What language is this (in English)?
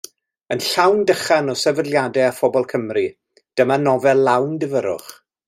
Welsh